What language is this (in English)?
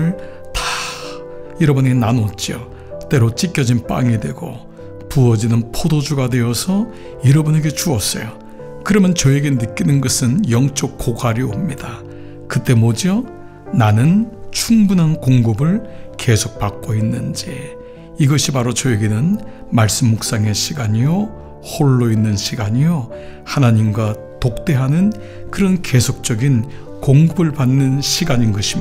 Korean